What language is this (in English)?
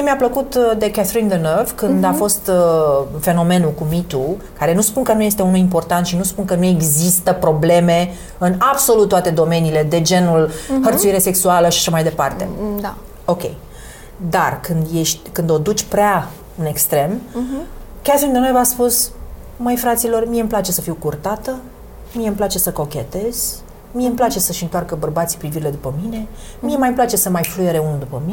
Romanian